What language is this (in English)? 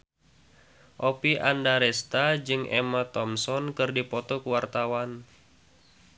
Sundanese